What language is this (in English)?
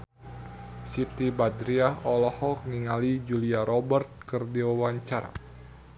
Sundanese